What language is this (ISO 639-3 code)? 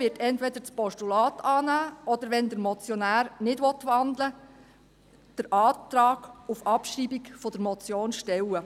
gsw